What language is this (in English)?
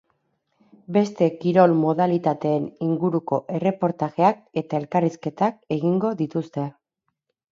Basque